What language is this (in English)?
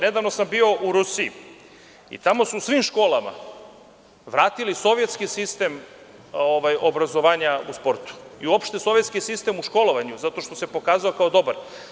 Serbian